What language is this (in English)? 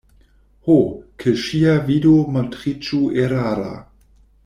Esperanto